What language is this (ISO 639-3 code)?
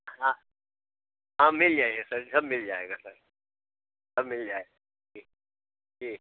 hin